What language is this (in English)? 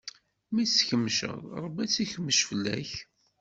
Kabyle